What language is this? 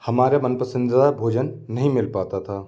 Hindi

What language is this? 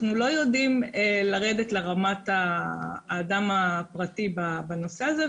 Hebrew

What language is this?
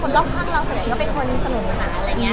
Thai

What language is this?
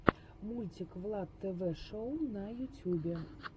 Russian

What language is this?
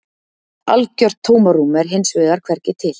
Icelandic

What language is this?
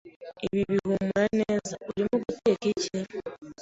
Kinyarwanda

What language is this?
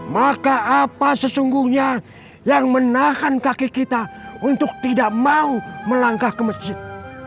Indonesian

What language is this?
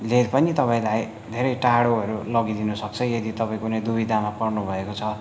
Nepali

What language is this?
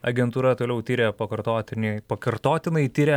Lithuanian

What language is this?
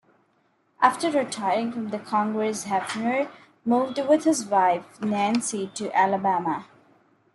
English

